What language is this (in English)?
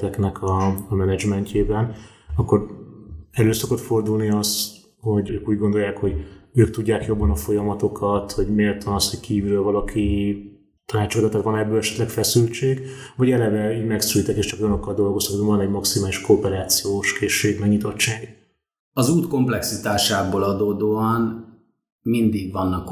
Hungarian